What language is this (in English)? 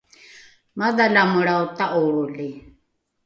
Rukai